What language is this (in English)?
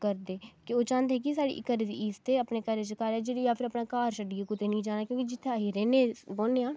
Dogri